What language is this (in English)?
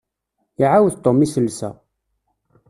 Kabyle